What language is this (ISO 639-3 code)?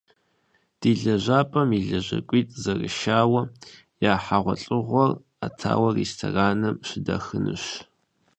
kbd